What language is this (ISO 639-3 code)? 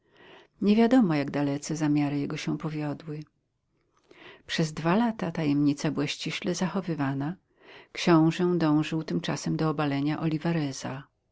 pol